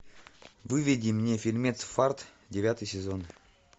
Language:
Russian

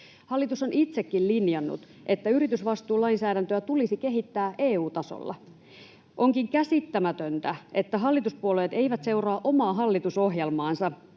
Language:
Finnish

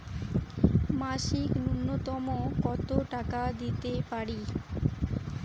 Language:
Bangla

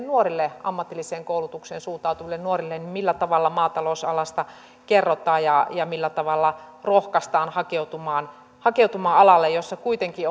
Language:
Finnish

